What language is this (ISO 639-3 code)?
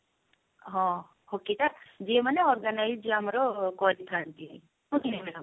ori